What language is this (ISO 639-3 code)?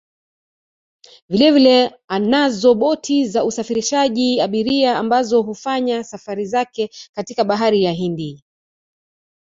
swa